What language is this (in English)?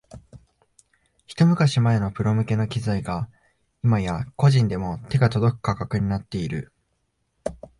Japanese